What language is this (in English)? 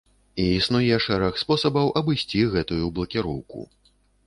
Belarusian